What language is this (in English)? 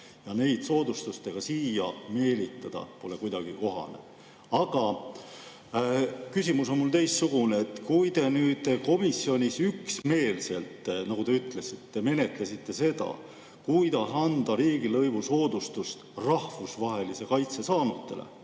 Estonian